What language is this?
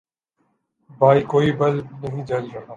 Urdu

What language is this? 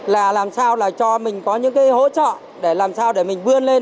Vietnamese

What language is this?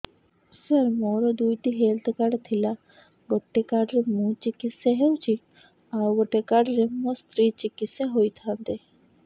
Odia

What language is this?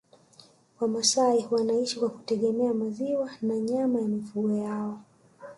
Swahili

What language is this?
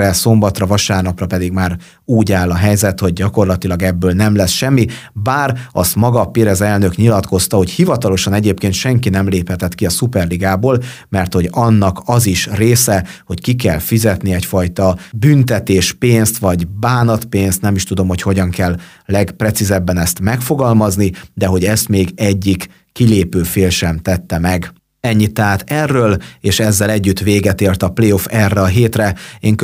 Hungarian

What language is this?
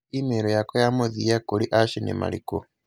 Kikuyu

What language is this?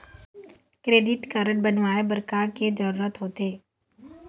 Chhattisgarhi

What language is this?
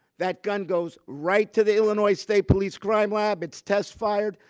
English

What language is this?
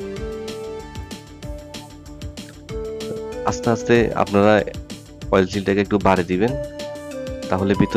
Hindi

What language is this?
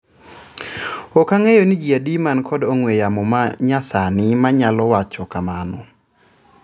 Luo (Kenya and Tanzania)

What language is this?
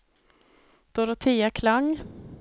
Swedish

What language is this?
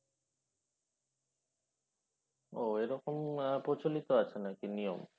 Bangla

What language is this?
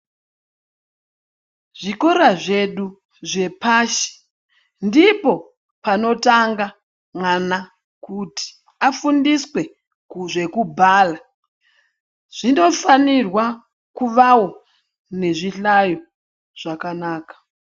Ndau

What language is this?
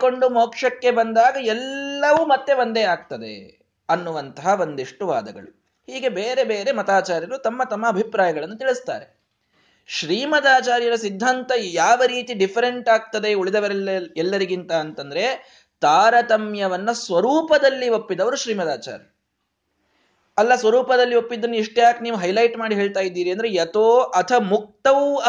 Kannada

